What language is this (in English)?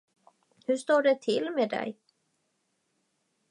Swedish